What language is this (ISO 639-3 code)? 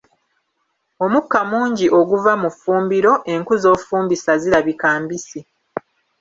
lug